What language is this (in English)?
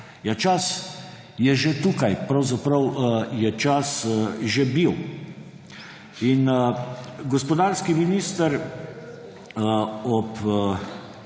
Slovenian